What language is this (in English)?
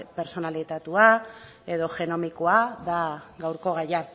Basque